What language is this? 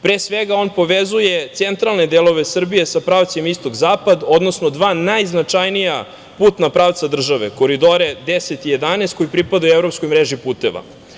Serbian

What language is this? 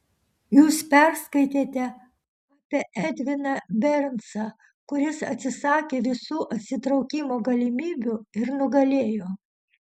Lithuanian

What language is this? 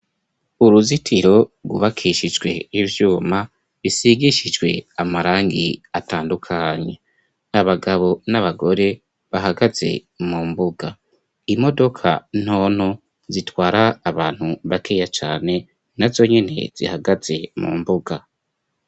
Rundi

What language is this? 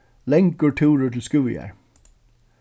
Faroese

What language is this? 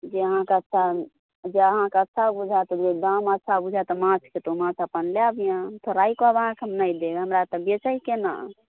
Maithili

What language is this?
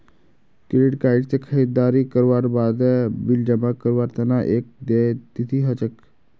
Magahi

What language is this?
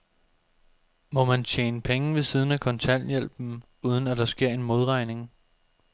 Danish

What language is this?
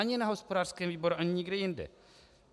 Czech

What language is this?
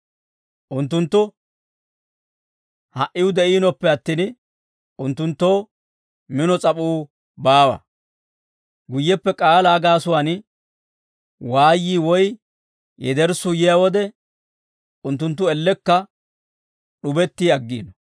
Dawro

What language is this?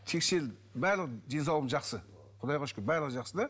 Kazakh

